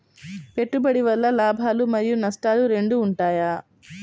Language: Telugu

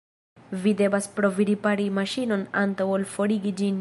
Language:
Esperanto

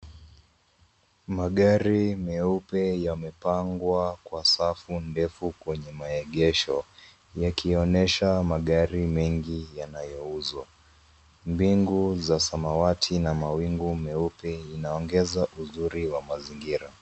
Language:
Swahili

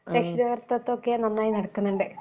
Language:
Malayalam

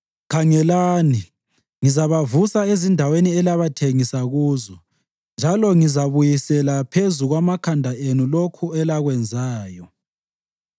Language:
North Ndebele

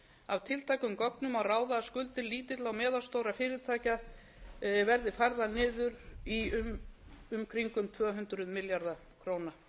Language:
Icelandic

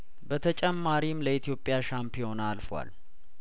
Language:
Amharic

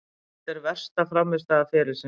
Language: Icelandic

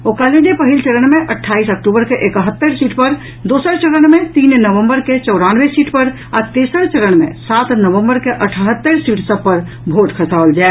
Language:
Maithili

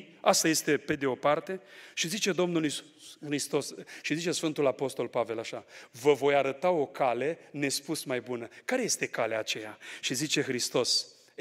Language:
Romanian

